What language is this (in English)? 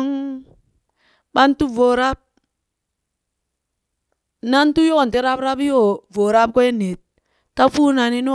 Burak